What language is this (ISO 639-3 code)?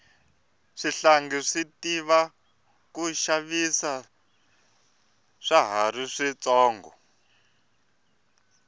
tso